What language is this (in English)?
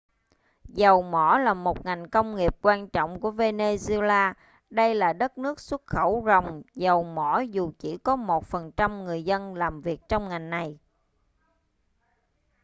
Vietnamese